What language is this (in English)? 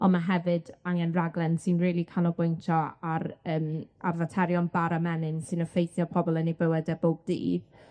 Welsh